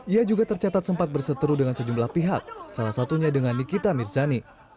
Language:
Indonesian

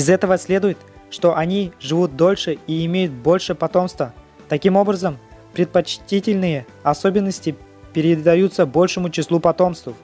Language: Russian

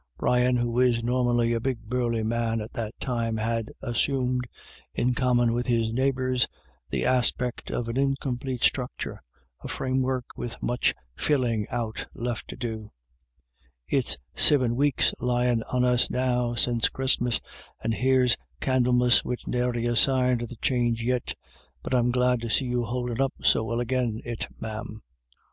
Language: English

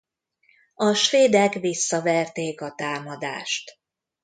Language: Hungarian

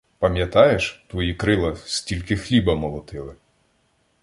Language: Ukrainian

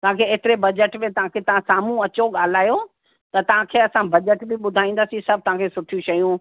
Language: Sindhi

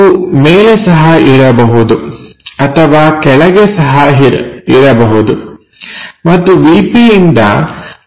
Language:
Kannada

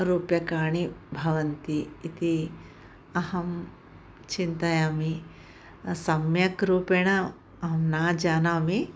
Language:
Sanskrit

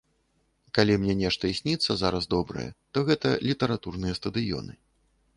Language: Belarusian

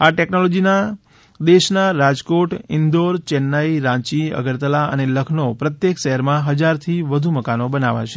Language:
Gujarati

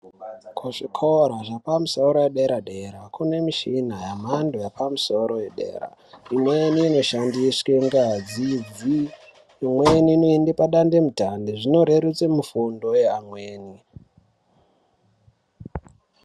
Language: Ndau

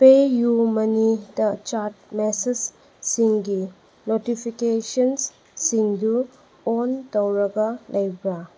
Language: Manipuri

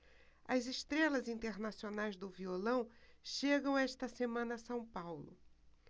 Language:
Portuguese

